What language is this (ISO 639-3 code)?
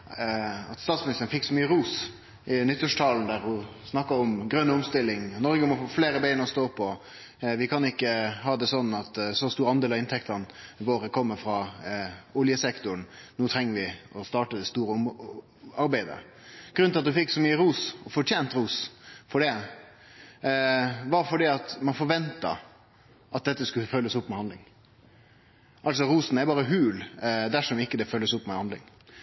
nno